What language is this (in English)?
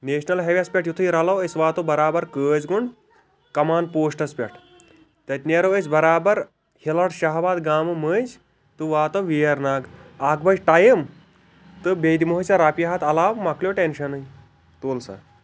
Kashmiri